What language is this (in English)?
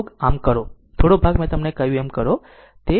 Gujarati